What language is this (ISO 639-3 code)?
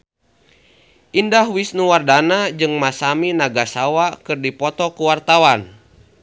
sun